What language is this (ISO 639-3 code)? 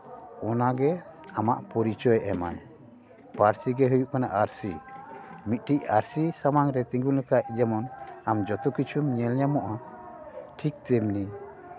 sat